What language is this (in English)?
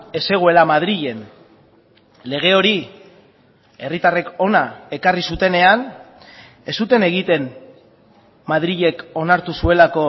Basque